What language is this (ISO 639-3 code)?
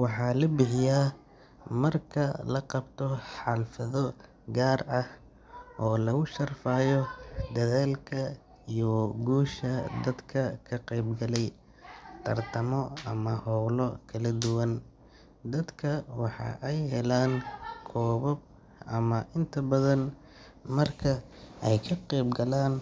som